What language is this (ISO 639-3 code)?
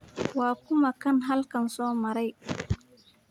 som